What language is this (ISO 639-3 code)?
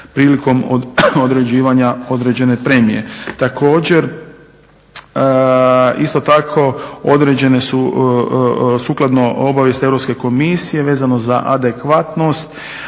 hrv